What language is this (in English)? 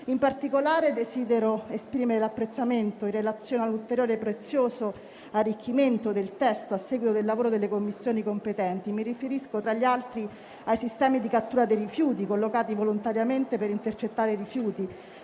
Italian